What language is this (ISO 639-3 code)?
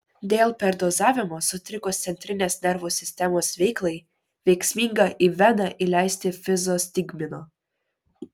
lit